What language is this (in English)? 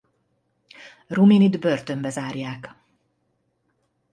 Hungarian